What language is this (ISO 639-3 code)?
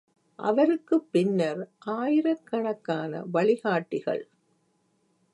tam